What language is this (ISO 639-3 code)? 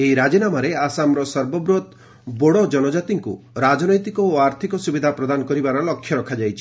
ori